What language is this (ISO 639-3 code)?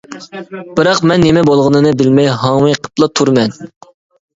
uig